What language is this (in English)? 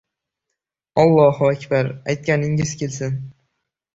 Uzbek